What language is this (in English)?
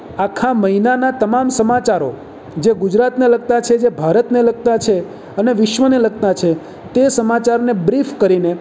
Gujarati